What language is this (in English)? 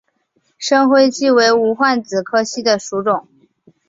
Chinese